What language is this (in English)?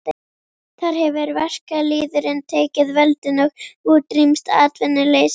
Icelandic